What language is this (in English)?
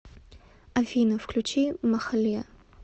Russian